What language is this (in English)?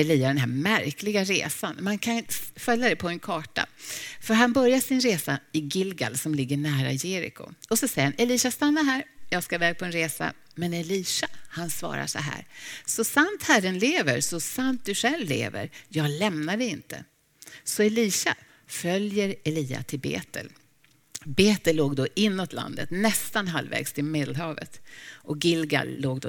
Swedish